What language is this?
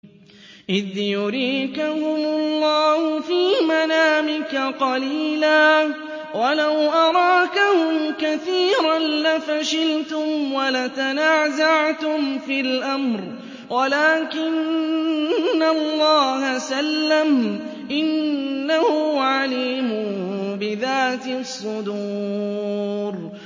Arabic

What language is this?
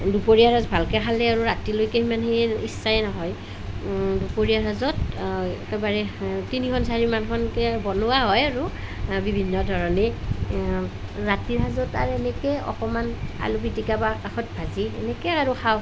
Assamese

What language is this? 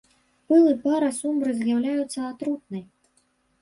Belarusian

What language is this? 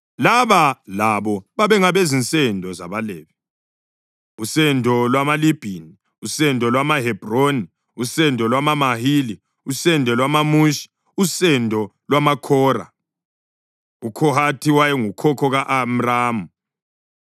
North Ndebele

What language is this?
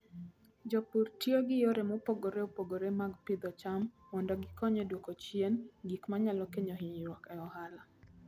Luo (Kenya and Tanzania)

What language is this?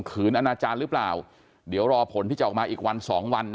Thai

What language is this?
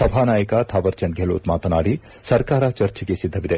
Kannada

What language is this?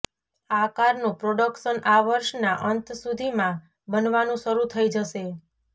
Gujarati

